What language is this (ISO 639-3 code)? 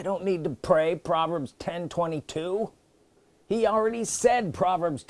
eng